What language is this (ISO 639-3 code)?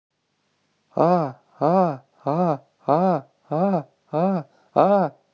rus